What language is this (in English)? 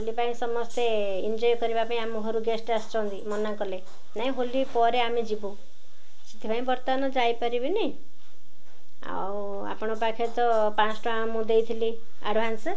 Odia